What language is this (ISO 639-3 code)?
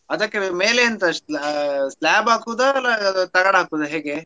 kan